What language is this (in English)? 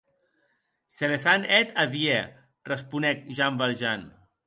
Occitan